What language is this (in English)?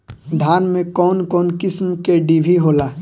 Bhojpuri